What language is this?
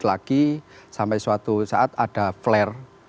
Indonesian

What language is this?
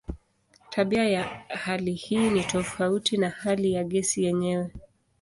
Swahili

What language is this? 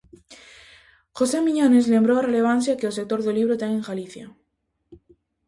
Galician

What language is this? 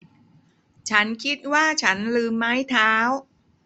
Thai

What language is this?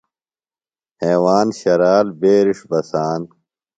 Phalura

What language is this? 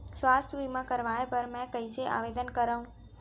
Chhattisgarhi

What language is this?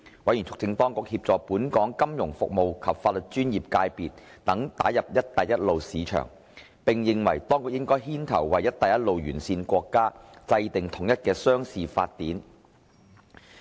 Cantonese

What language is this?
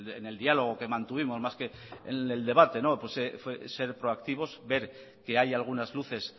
Spanish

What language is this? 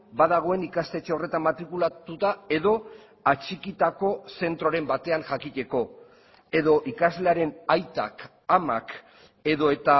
Basque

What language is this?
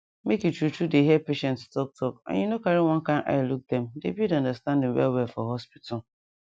Nigerian Pidgin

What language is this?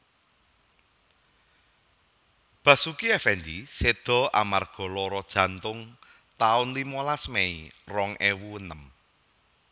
Javanese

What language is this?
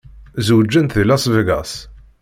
Kabyle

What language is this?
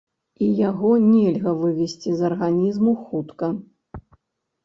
Belarusian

